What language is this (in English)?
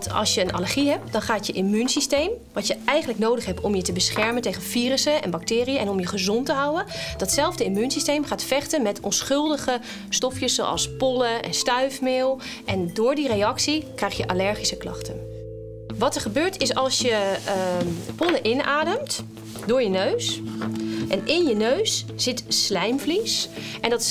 Dutch